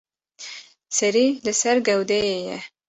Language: Kurdish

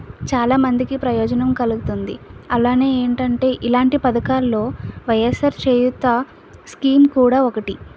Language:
Telugu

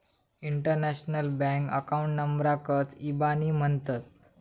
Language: Marathi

